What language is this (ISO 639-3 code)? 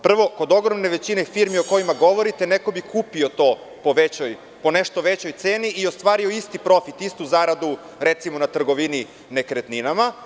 srp